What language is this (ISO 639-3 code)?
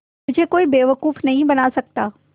hin